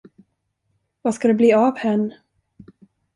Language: Swedish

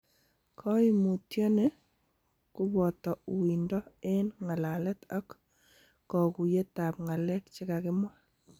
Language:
Kalenjin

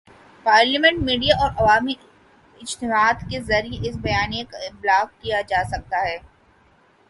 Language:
Urdu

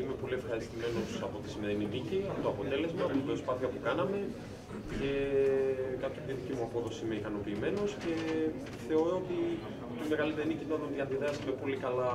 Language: Greek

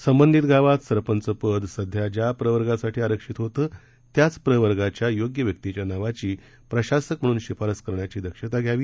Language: Marathi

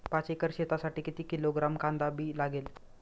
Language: Marathi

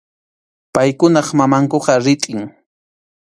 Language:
Arequipa-La Unión Quechua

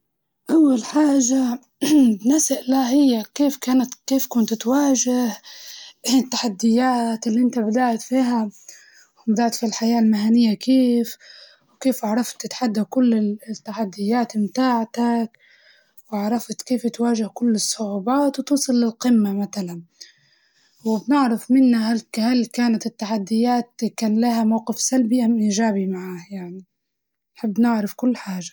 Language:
Libyan Arabic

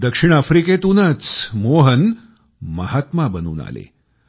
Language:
Marathi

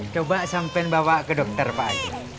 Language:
Indonesian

